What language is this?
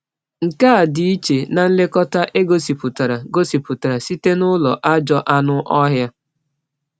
Igbo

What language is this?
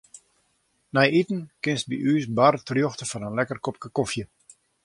Western Frisian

